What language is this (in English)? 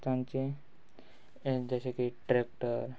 Konkani